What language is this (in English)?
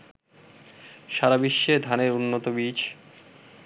Bangla